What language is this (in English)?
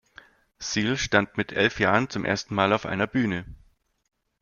German